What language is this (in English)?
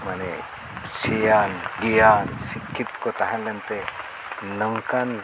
Santali